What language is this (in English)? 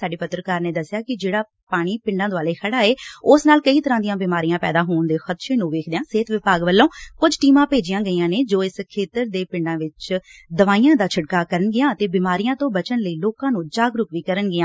Punjabi